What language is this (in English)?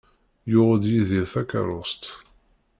Kabyle